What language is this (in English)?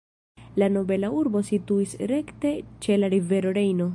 Esperanto